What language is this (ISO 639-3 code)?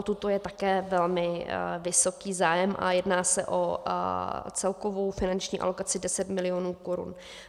ces